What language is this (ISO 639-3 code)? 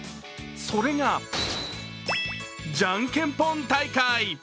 jpn